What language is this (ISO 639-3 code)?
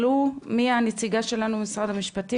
heb